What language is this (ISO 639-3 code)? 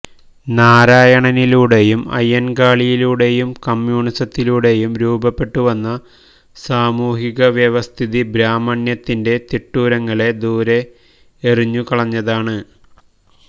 mal